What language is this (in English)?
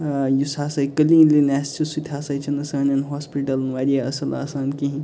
Kashmiri